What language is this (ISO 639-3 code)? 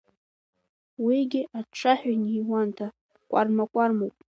abk